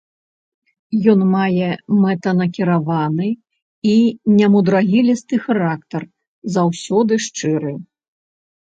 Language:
Belarusian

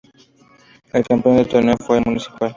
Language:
Spanish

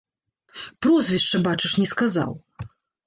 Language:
Belarusian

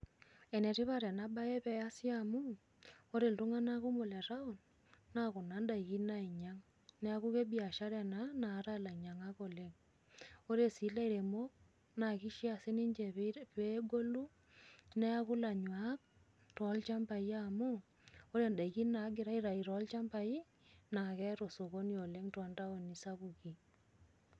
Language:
Masai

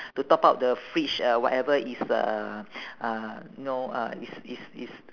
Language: English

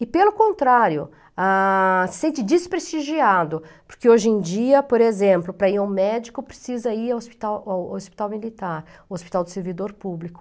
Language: Portuguese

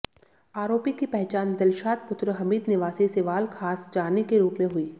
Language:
Hindi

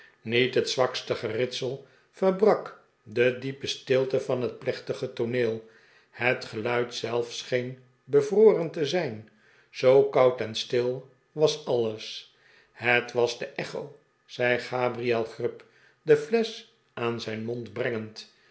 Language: Dutch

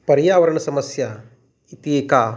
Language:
Sanskrit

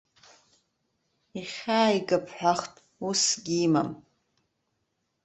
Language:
Abkhazian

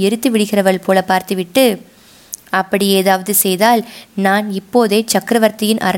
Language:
Tamil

